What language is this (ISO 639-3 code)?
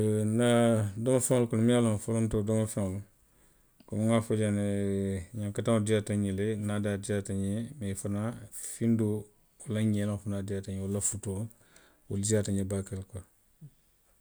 mlq